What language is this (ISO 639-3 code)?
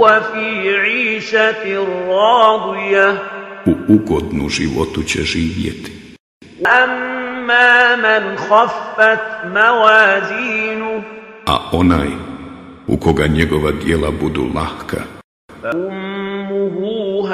ara